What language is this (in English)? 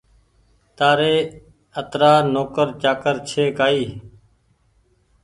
Goaria